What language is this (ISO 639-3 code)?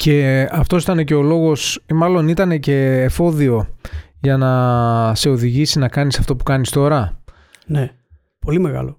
ell